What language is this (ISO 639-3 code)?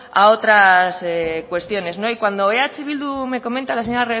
spa